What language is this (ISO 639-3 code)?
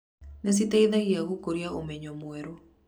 kik